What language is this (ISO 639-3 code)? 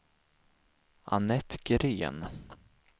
swe